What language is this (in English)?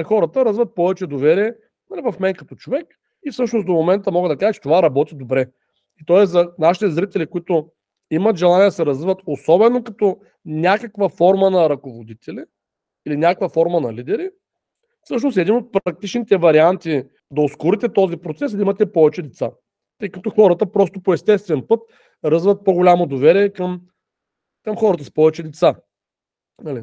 Bulgarian